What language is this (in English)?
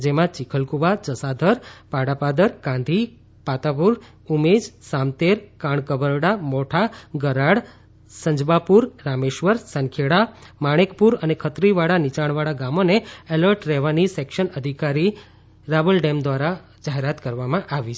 Gujarati